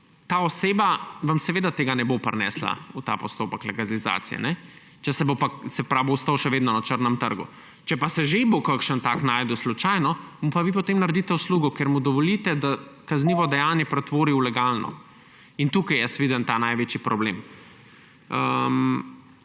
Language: Slovenian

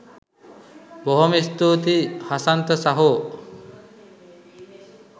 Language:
Sinhala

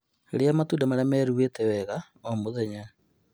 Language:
Kikuyu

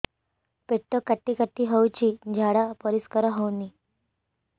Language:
Odia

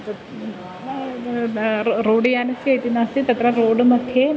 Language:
Sanskrit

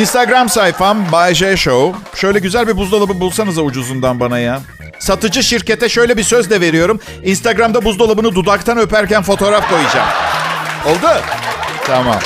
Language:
Turkish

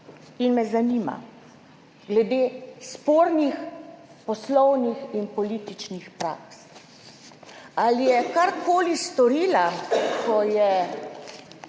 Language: Slovenian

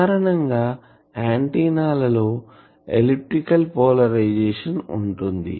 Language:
Telugu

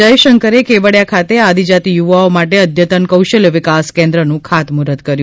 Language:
Gujarati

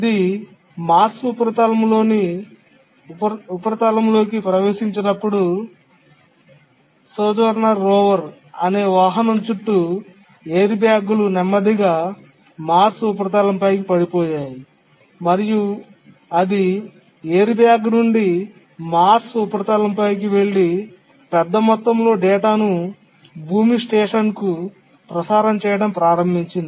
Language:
Telugu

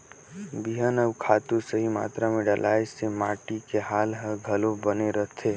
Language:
Chhattisgarhi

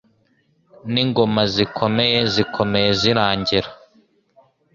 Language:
Kinyarwanda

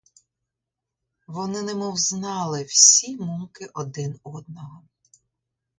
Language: Ukrainian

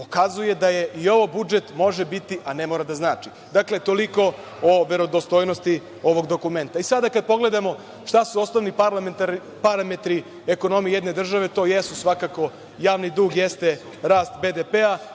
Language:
Serbian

